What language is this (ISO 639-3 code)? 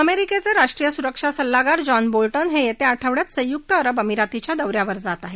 mar